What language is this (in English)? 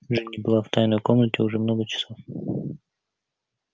Russian